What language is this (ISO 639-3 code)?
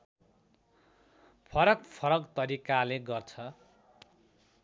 nep